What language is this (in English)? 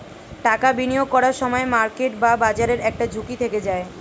Bangla